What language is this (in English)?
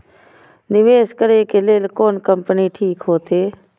Maithili